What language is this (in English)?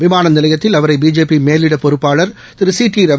Tamil